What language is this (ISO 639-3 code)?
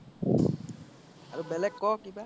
asm